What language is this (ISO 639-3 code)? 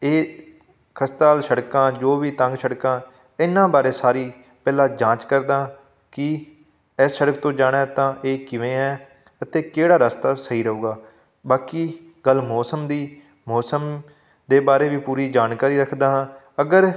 pan